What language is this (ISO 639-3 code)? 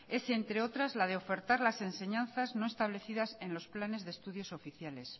spa